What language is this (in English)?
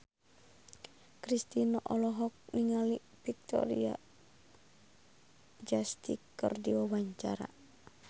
Sundanese